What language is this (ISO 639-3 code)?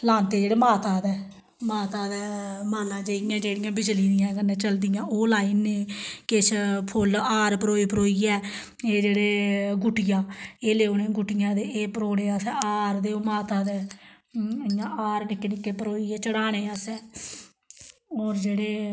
doi